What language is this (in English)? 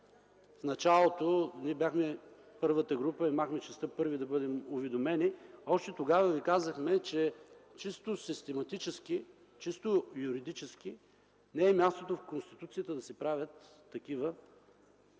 Bulgarian